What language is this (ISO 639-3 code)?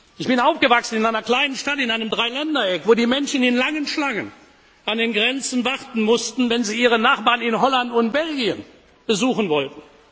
deu